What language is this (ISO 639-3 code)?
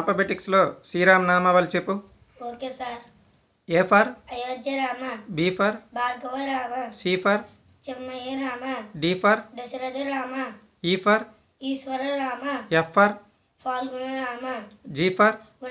tel